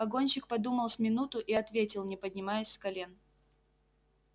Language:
Russian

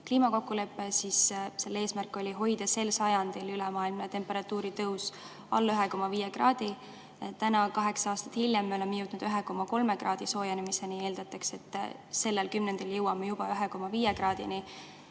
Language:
Estonian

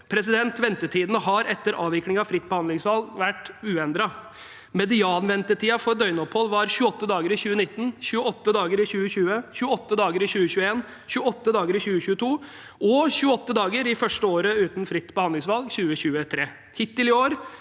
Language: Norwegian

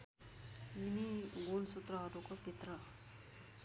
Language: Nepali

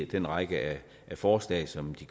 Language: Danish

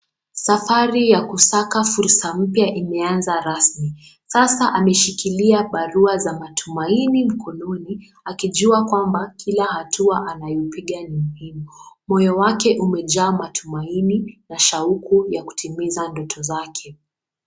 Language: Swahili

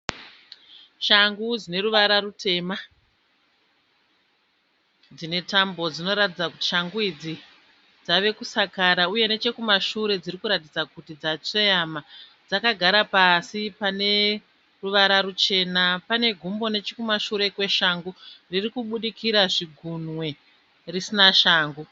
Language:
Shona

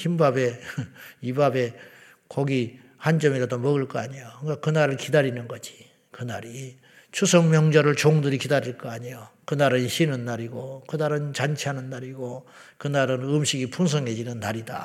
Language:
Korean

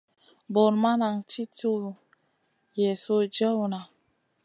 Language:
Masana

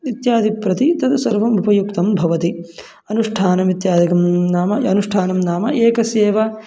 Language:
Sanskrit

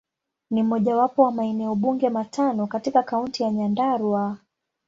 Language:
Swahili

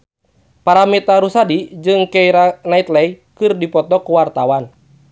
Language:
Sundanese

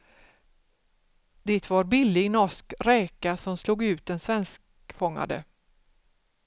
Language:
Swedish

